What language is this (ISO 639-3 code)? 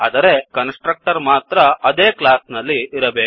kan